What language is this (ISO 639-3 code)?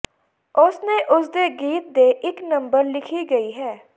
pan